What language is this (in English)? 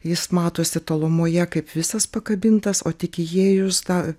Lithuanian